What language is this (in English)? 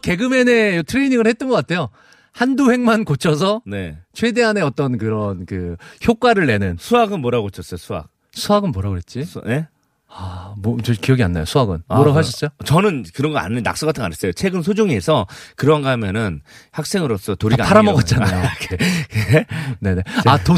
Korean